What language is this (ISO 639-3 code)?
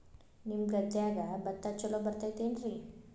kan